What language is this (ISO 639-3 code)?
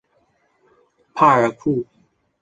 zho